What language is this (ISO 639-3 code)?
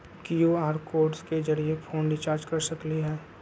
mag